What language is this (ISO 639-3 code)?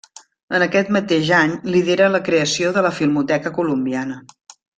cat